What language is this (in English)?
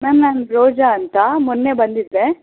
Kannada